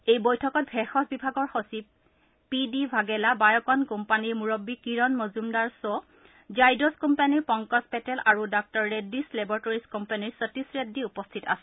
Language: Assamese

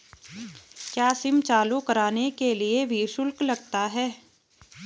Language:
Hindi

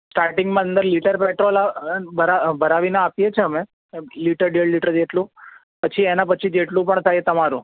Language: Gujarati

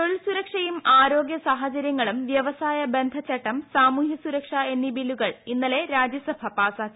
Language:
Malayalam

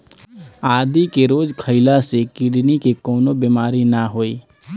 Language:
Bhojpuri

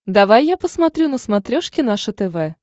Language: Russian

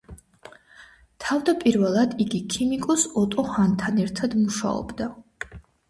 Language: Georgian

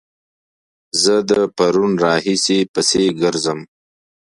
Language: Pashto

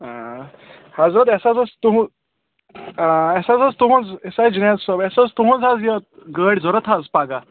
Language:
Kashmiri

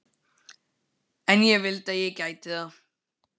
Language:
Icelandic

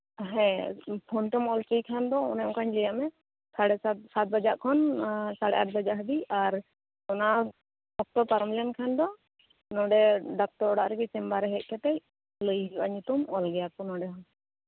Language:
Santali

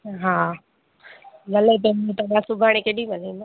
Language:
Sindhi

